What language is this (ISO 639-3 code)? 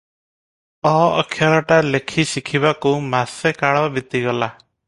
ori